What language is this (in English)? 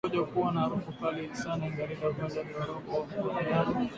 Swahili